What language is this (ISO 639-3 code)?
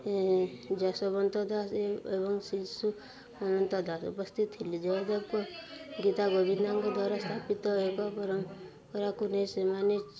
ori